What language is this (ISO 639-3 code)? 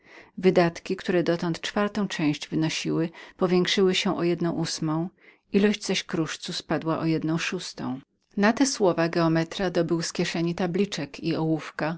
pol